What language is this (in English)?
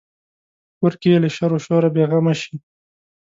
Pashto